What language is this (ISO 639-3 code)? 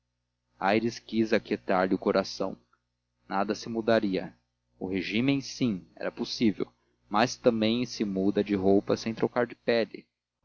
por